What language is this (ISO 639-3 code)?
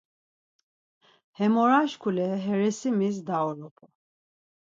lzz